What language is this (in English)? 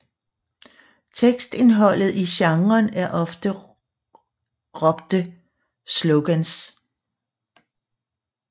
Danish